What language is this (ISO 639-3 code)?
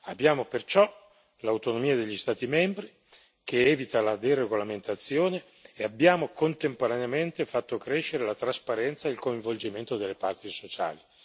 ita